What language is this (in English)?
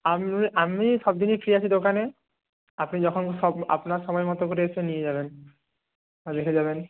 Bangla